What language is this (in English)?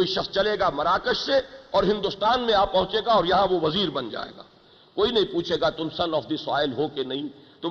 Urdu